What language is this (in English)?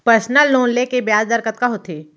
Chhattisgarhi